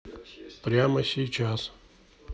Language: Russian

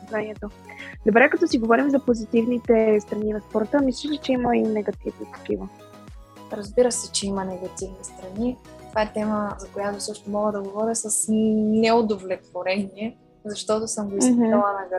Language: Bulgarian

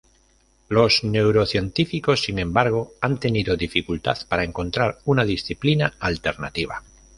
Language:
Spanish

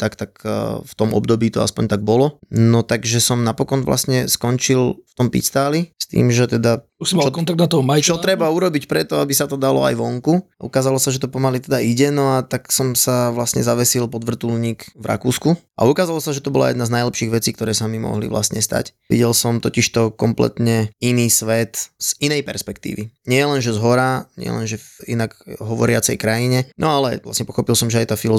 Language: Slovak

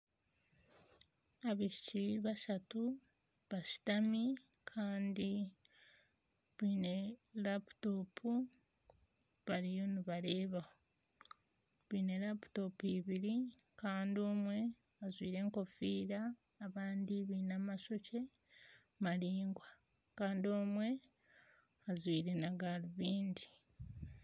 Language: Nyankole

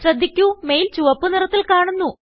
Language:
Malayalam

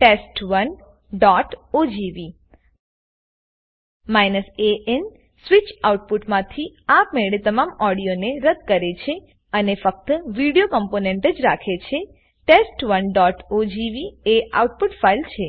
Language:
Gujarati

